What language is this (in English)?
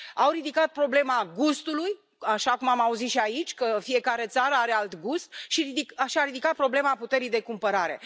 Romanian